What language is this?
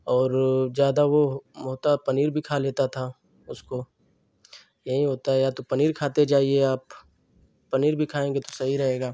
Hindi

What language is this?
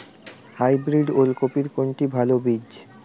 Bangla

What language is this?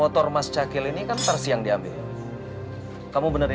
Indonesian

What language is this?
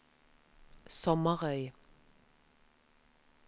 Norwegian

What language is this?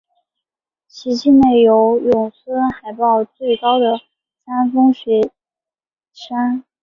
Chinese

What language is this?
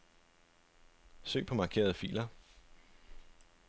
Danish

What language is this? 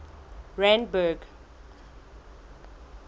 Southern Sotho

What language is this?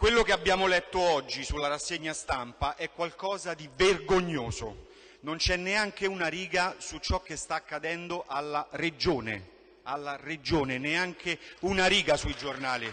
Italian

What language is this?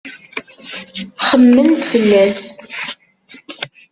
Kabyle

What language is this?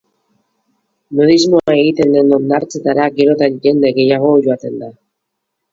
Basque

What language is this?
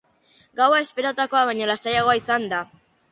Basque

